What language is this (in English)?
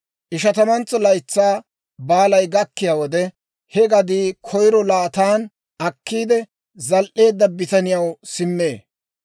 Dawro